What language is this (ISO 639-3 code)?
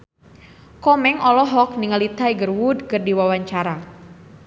sun